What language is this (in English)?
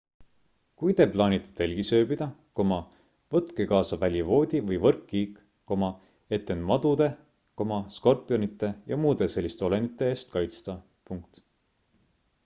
Estonian